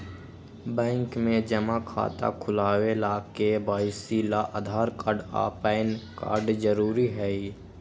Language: Magahi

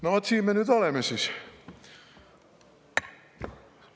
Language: Estonian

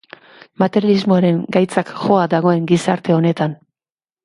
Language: Basque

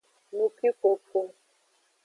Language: Aja (Benin)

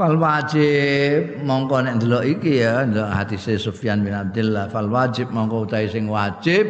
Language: Indonesian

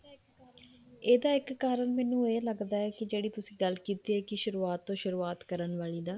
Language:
Punjabi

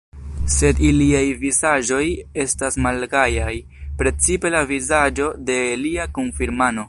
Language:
Esperanto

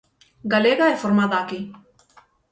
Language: Galician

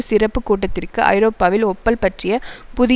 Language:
Tamil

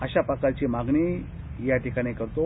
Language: Marathi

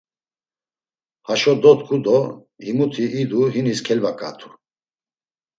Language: Laz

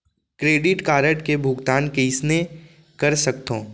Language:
Chhattisgarhi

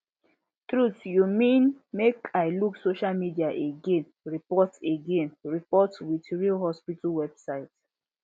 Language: Nigerian Pidgin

